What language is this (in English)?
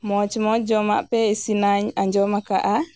Santali